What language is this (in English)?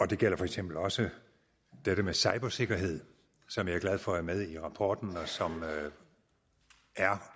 Danish